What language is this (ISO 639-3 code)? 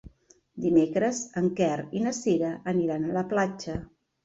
cat